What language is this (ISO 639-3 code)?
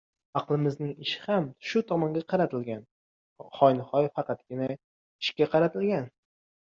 uzb